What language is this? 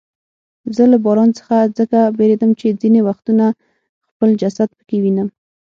Pashto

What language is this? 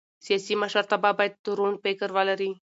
Pashto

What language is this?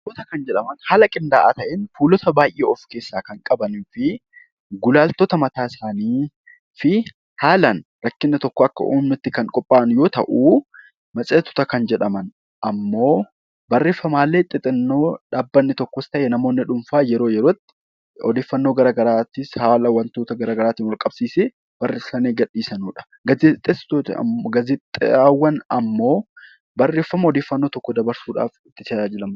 Oromo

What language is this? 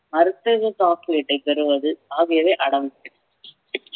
Tamil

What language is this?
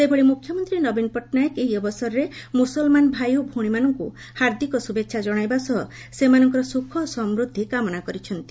Odia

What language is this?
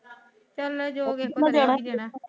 Punjabi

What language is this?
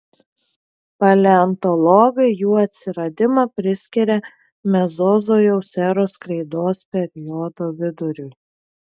Lithuanian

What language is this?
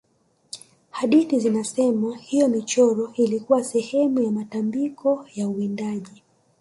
Swahili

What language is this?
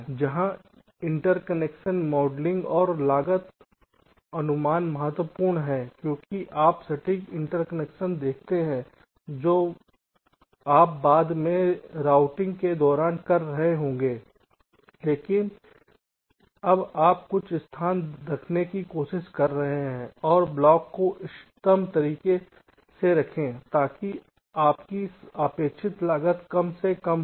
Hindi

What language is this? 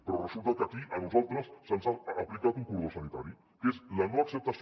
Catalan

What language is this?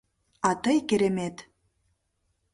Mari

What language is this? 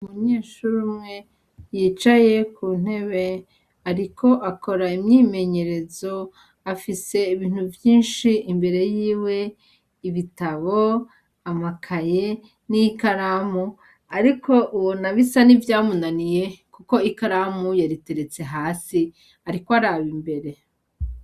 Rundi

